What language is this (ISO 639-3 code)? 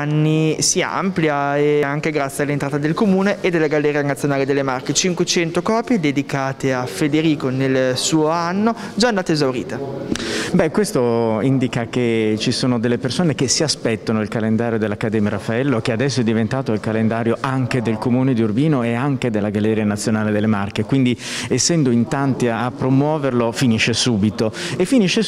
ita